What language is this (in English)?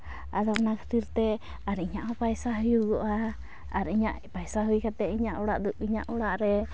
Santali